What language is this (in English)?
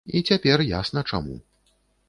Belarusian